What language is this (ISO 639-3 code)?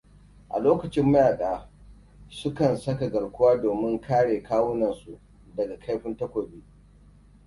hau